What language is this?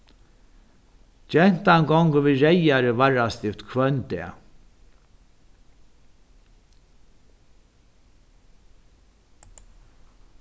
Faroese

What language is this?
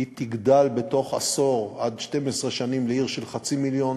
Hebrew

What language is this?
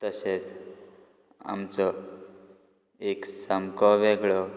Konkani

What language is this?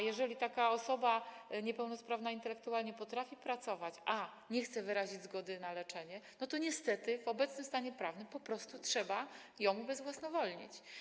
Polish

